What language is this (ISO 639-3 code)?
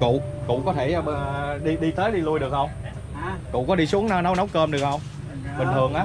vie